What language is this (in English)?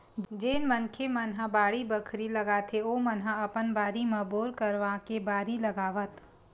Chhattisgarhi